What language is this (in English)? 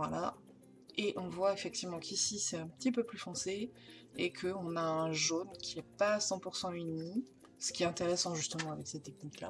French